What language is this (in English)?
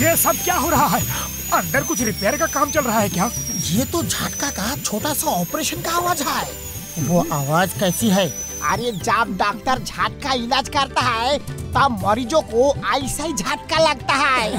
Hindi